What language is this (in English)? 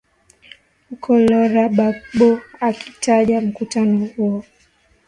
Swahili